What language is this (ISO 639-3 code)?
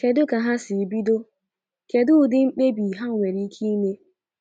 ibo